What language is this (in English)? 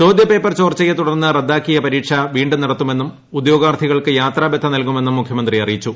Malayalam